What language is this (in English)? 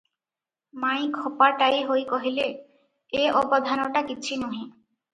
Odia